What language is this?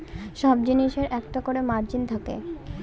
Bangla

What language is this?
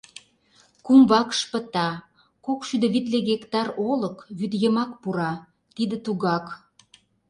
Mari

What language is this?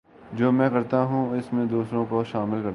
Urdu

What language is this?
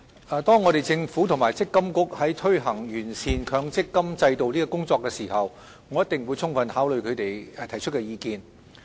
Cantonese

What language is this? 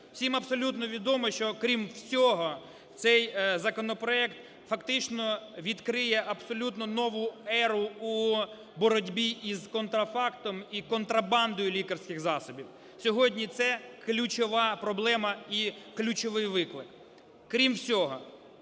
Ukrainian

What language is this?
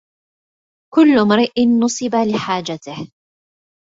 Arabic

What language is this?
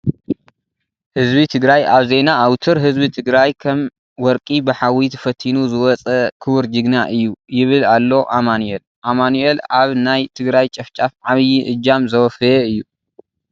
Tigrinya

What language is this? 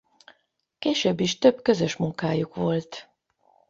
Hungarian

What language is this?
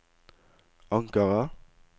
Norwegian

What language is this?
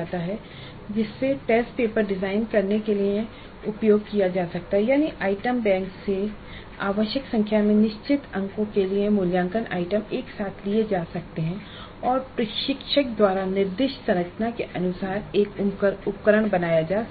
Hindi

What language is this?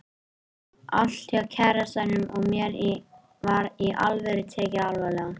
Icelandic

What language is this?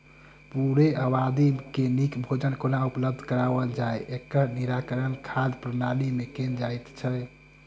Maithili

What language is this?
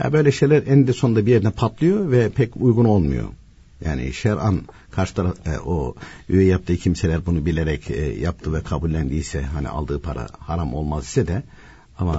Turkish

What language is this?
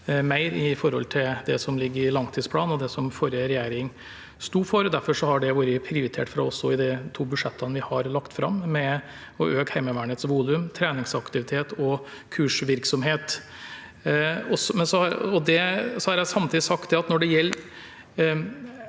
Norwegian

